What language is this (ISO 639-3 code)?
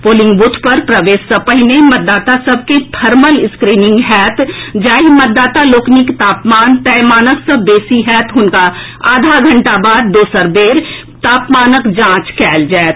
mai